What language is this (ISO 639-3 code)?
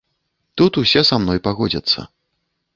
bel